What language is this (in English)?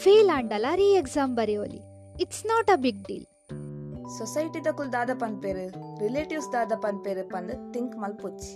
Kannada